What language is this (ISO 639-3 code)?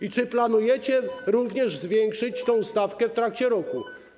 pol